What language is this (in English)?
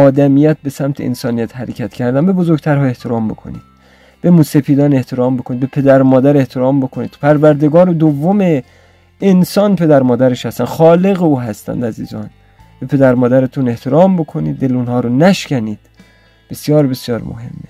Persian